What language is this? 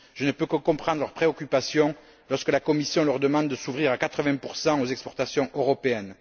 French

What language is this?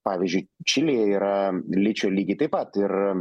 Lithuanian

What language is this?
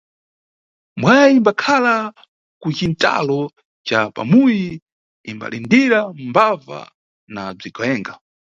Nyungwe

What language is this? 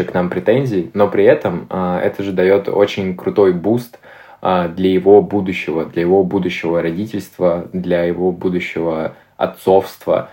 Russian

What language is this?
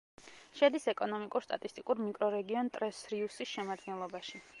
Georgian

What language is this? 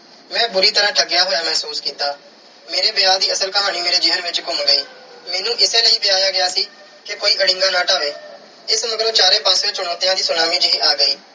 Punjabi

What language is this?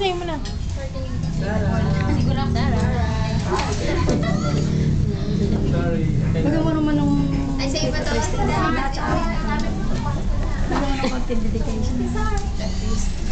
Indonesian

